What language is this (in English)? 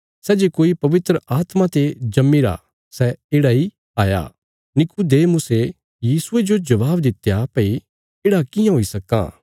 Bilaspuri